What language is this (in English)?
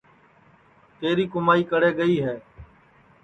Sansi